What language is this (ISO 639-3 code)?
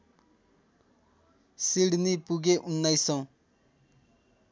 nep